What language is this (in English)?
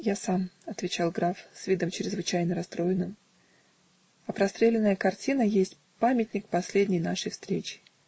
Russian